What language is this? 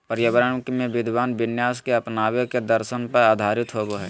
Magahi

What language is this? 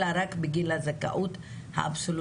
Hebrew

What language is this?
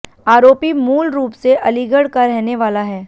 Hindi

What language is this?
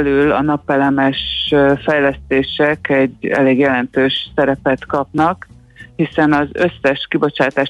Hungarian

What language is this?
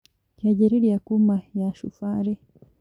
Kikuyu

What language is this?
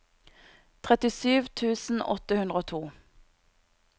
Norwegian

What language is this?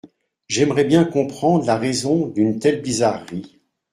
French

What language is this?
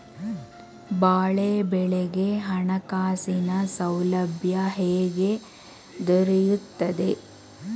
Kannada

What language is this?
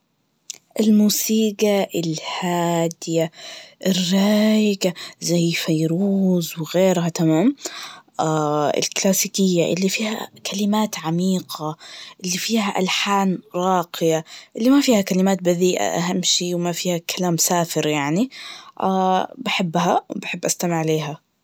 Najdi Arabic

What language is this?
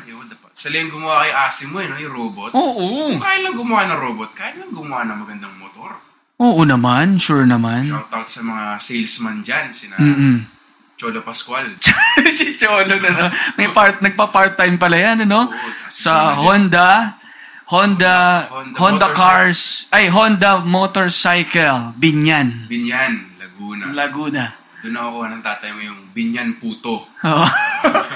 Filipino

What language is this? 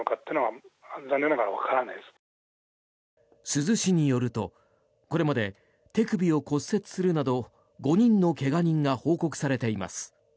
Japanese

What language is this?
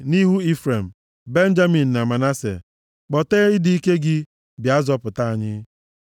Igbo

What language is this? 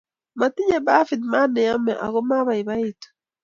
Kalenjin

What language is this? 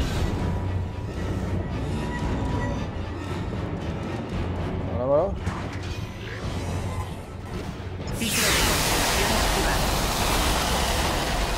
Spanish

